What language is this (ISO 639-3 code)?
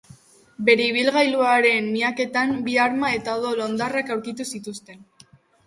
eus